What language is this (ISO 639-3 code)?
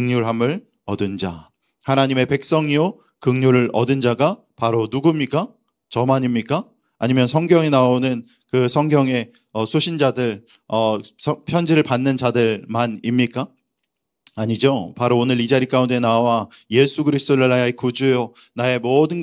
kor